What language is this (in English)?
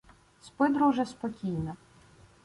Ukrainian